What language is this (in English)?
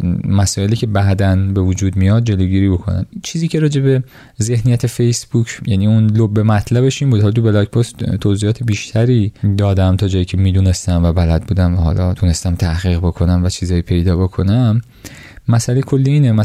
Persian